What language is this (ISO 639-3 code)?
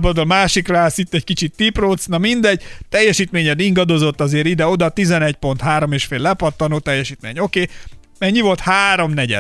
hun